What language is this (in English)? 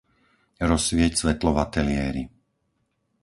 Slovak